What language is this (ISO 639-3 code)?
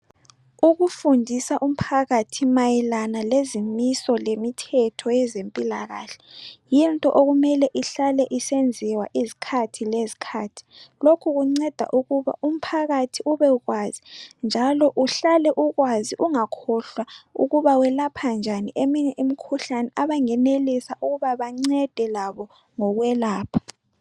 nde